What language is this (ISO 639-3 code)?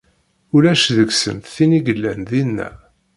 kab